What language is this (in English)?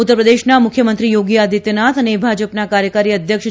Gujarati